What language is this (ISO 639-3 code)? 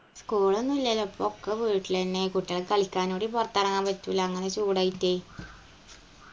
mal